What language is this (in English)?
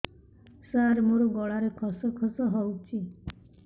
Odia